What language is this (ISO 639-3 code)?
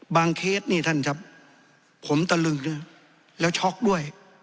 tha